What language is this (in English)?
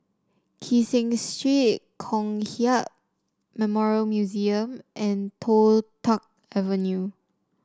English